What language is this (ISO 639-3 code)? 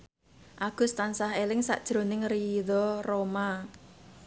jav